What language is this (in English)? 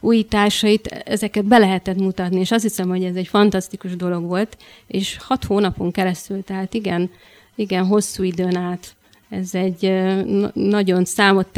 Hungarian